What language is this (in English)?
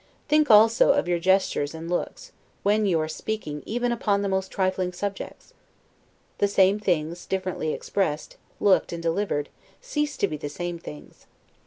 English